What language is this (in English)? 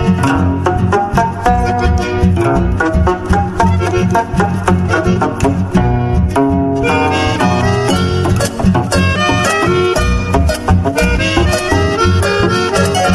Spanish